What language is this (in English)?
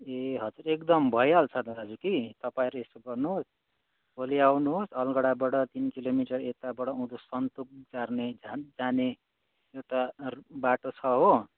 Nepali